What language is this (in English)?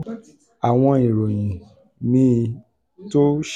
Yoruba